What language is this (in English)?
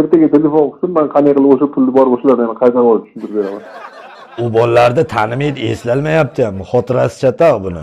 Turkish